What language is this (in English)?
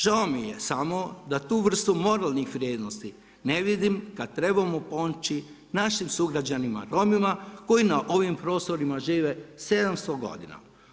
Croatian